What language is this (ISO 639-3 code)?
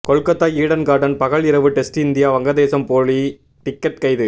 tam